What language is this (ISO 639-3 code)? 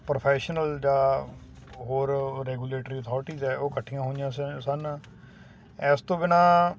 pan